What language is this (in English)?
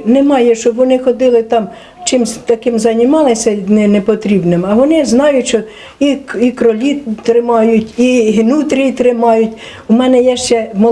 Ukrainian